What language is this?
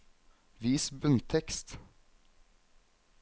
Norwegian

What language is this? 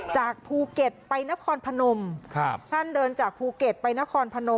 Thai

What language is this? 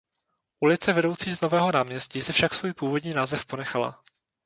Czech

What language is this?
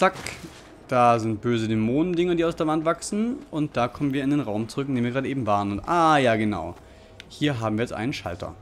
German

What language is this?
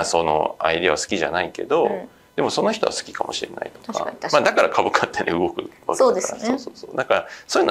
Japanese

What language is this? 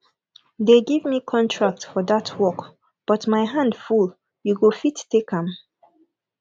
Nigerian Pidgin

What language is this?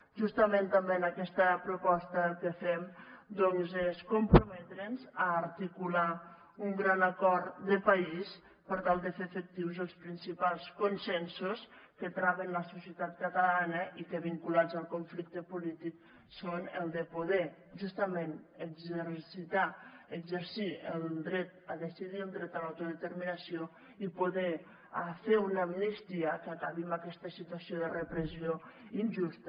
Catalan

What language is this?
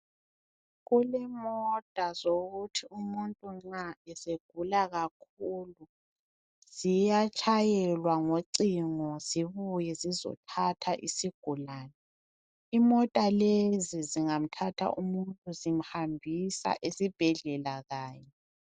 North Ndebele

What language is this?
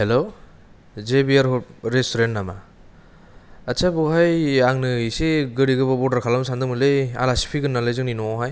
Bodo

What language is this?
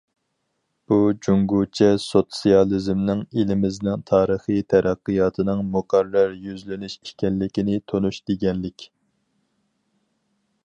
Uyghur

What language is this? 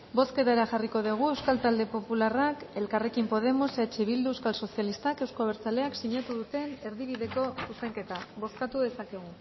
Basque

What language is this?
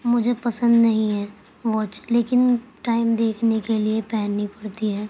Urdu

